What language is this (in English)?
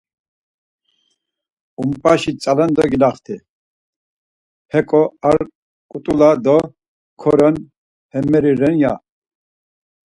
Laz